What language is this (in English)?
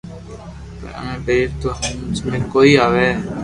Loarki